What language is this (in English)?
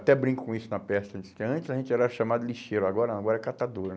Portuguese